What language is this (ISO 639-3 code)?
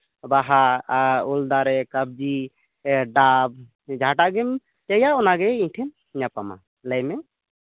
sat